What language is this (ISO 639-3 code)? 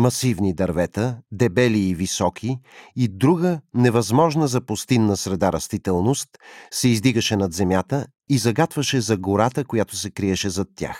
bul